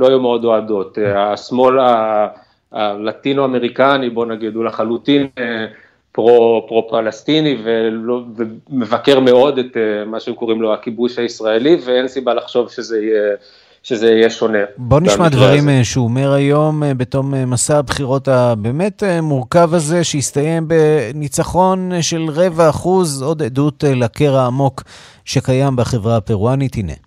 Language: Hebrew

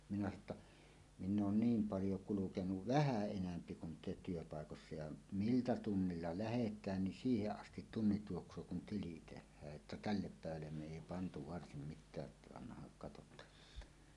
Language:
Finnish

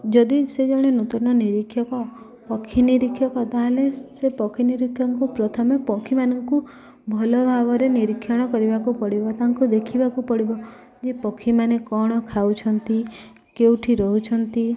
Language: Odia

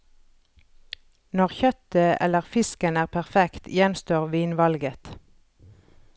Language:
Norwegian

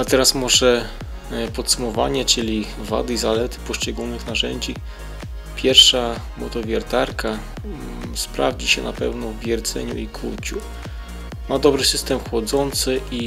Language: Polish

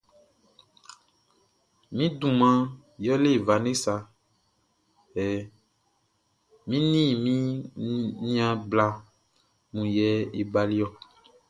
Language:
Baoulé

